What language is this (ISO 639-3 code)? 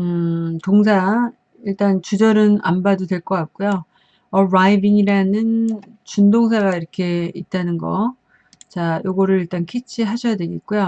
kor